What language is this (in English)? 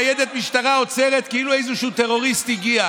Hebrew